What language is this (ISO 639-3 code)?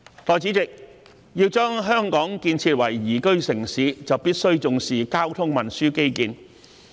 yue